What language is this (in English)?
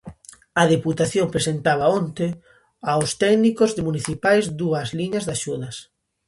Galician